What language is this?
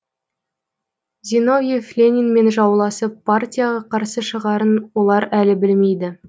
Kazakh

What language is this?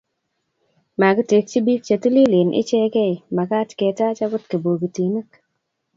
Kalenjin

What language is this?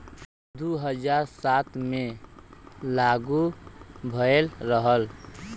Bhojpuri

